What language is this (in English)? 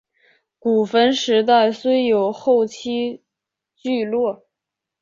Chinese